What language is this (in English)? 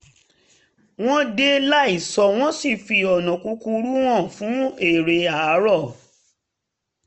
Yoruba